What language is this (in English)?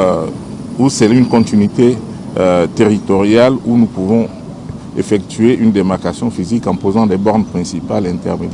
French